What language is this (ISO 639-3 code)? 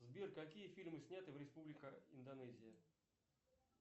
rus